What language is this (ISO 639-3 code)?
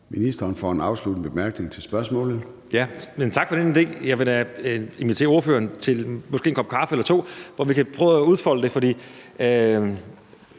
dan